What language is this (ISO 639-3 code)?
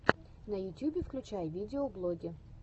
rus